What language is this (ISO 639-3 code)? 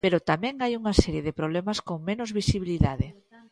glg